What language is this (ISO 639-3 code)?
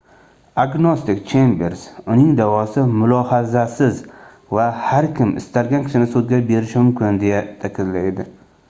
uzb